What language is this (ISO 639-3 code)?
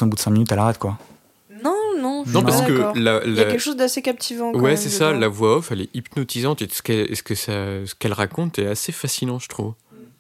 fra